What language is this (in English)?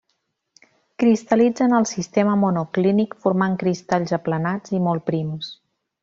Catalan